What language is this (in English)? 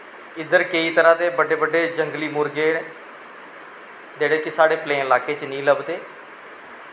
Dogri